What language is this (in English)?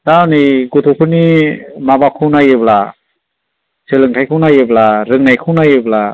Bodo